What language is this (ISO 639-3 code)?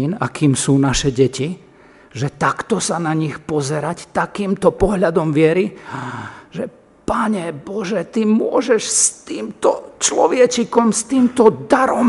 slk